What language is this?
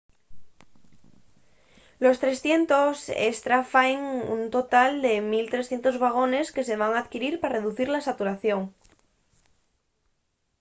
Asturian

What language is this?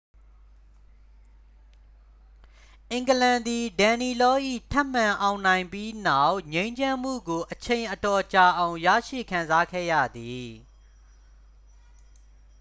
Burmese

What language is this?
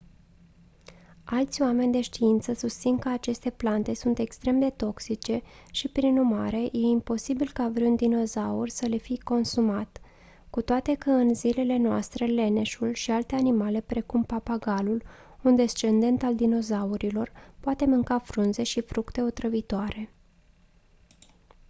Romanian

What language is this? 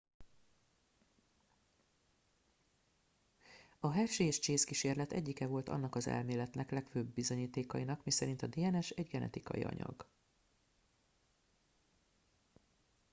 Hungarian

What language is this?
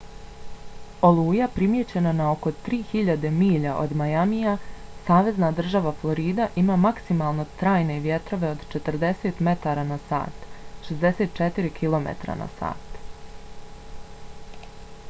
Bosnian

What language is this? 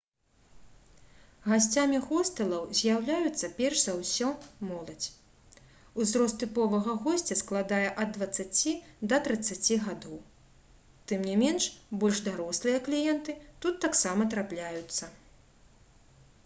Belarusian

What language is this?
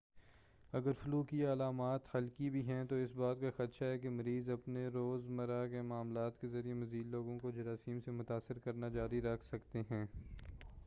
Urdu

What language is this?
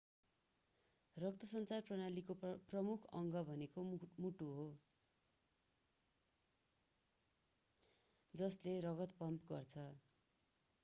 Nepali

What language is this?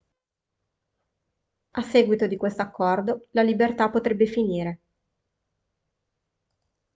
Italian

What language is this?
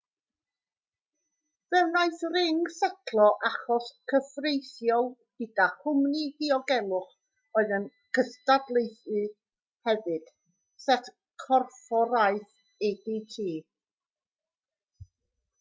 Welsh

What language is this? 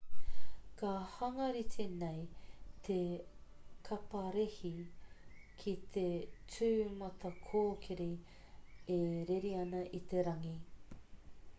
Māori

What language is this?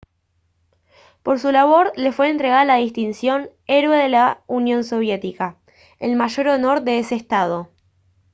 Spanish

